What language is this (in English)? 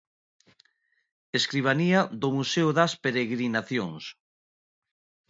Galician